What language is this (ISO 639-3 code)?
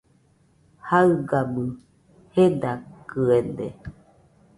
hux